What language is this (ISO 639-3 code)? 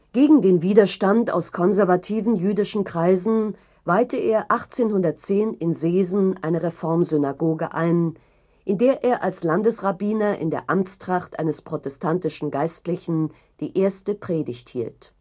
deu